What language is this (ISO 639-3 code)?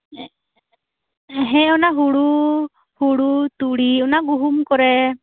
sat